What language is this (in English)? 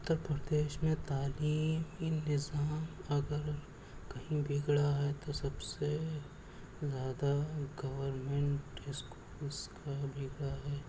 Urdu